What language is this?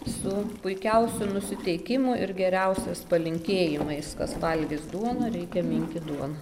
Lithuanian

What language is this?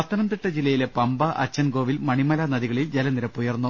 Malayalam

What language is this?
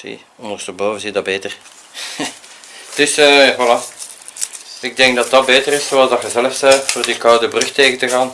Dutch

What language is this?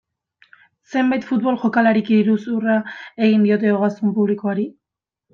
Basque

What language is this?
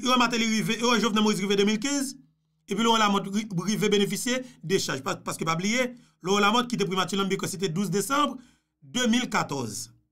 French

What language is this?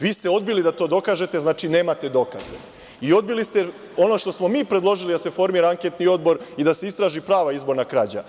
Serbian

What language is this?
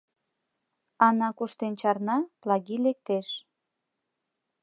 Mari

